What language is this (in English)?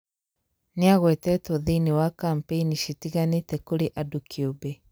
Kikuyu